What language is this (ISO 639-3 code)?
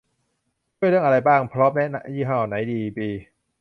tha